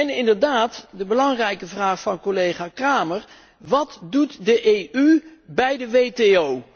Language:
Dutch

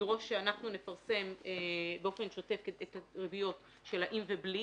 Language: Hebrew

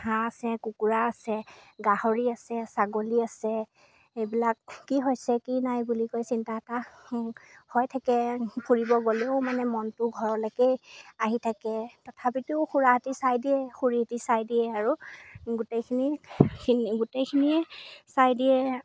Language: Assamese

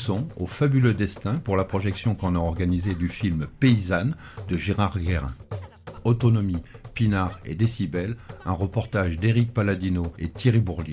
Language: French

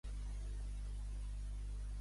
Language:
Catalan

